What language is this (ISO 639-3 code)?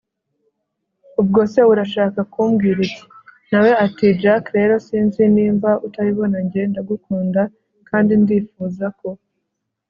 kin